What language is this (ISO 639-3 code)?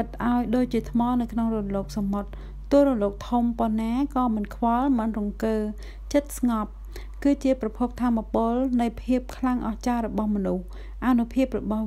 vie